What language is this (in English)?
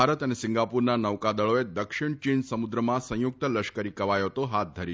Gujarati